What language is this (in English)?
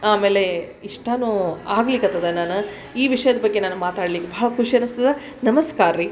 Kannada